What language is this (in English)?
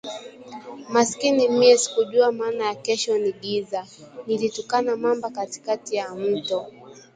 Swahili